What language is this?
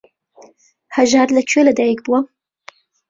Central Kurdish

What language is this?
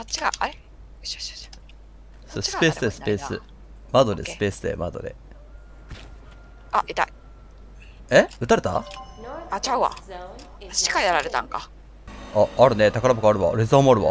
Japanese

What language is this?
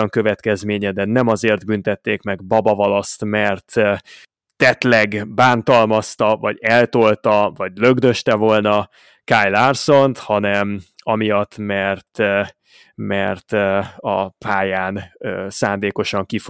Hungarian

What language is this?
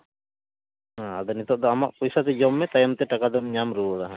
Santali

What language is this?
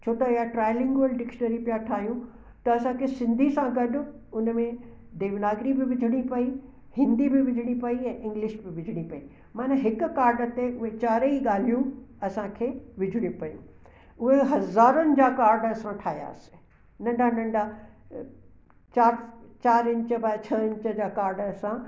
Sindhi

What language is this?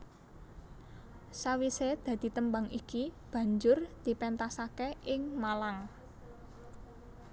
Javanese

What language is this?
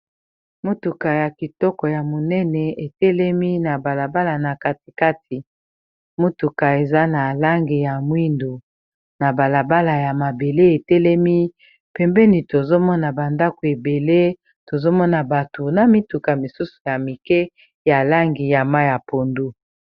Lingala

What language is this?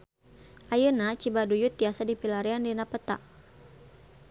Sundanese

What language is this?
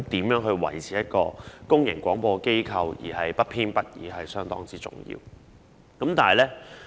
Cantonese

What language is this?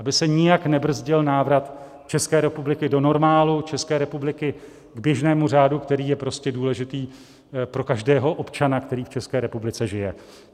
Czech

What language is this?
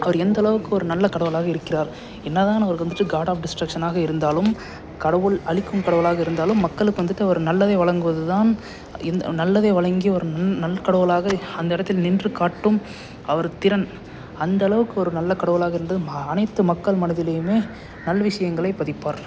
Tamil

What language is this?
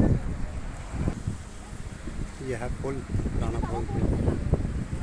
Thai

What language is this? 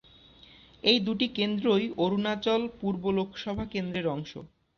Bangla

